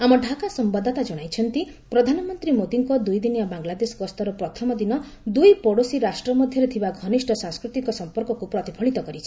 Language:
Odia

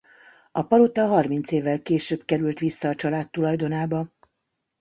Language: Hungarian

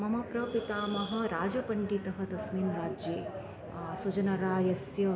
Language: Sanskrit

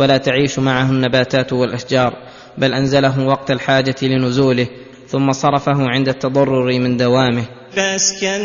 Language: Arabic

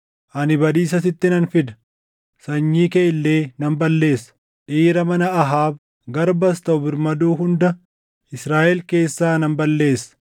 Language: Oromo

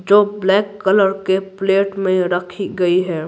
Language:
Hindi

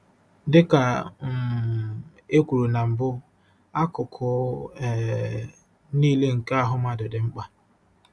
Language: Igbo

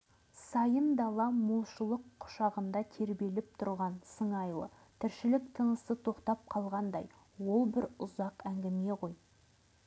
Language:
Kazakh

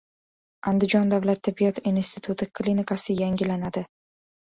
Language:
Uzbek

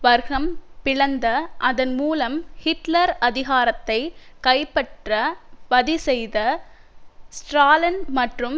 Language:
Tamil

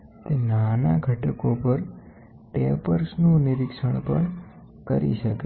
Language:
Gujarati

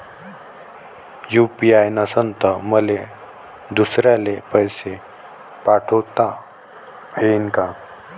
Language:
Marathi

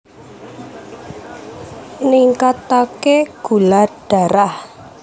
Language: Javanese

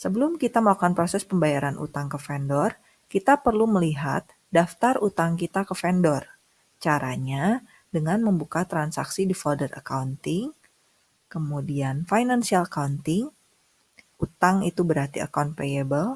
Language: Indonesian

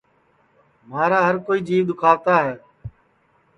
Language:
Sansi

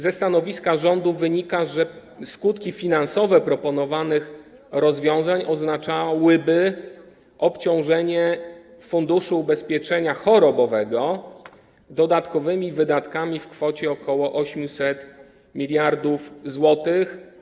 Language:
Polish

